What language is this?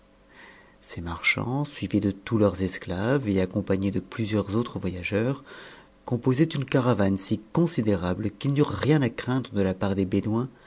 French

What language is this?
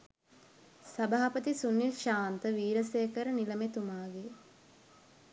Sinhala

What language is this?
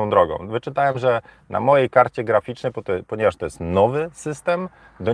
Polish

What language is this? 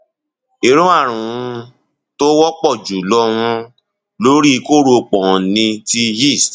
Yoruba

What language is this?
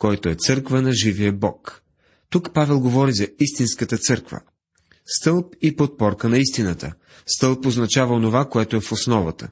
Bulgarian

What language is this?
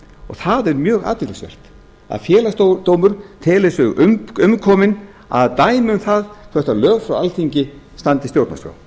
Icelandic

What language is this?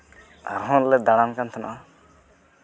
Santali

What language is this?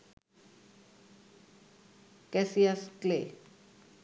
Bangla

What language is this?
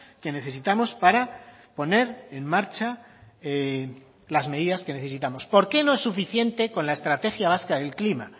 Spanish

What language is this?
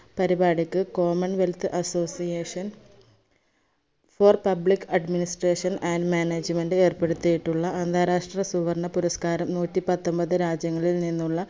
Malayalam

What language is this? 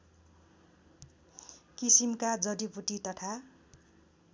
Nepali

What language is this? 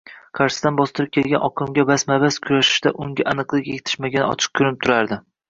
Uzbek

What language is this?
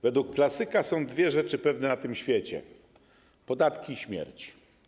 Polish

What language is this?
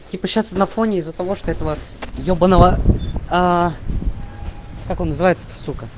Russian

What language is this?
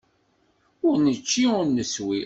Kabyle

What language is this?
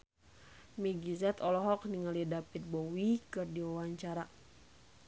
Sundanese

